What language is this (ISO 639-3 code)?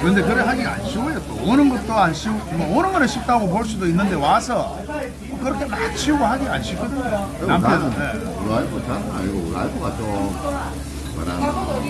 kor